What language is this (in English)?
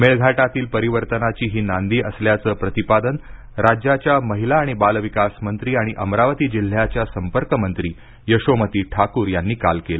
Marathi